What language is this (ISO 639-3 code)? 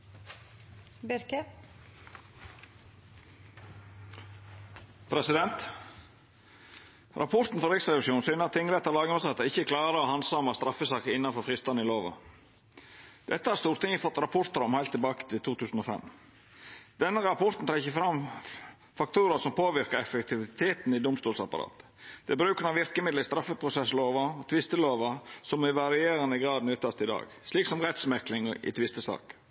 nno